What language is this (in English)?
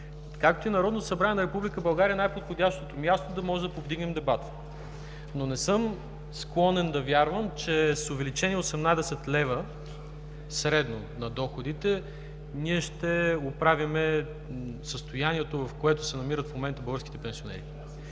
Bulgarian